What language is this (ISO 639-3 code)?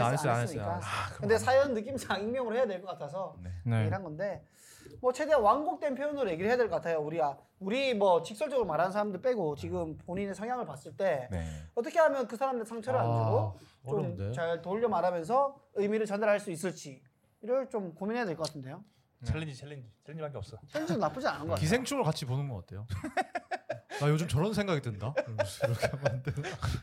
kor